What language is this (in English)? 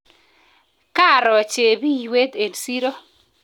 Kalenjin